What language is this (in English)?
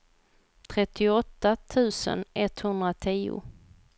Swedish